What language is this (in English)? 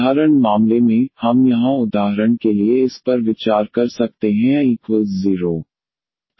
Hindi